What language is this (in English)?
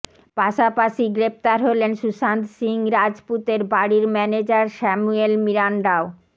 Bangla